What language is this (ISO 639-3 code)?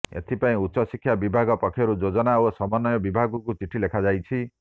ori